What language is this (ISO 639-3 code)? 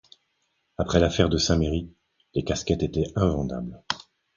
fra